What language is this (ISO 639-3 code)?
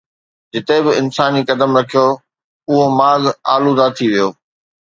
snd